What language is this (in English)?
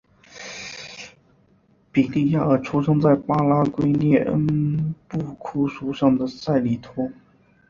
Chinese